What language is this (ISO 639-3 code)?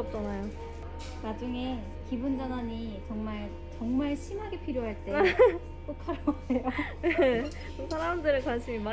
kor